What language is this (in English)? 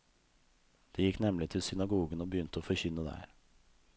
Norwegian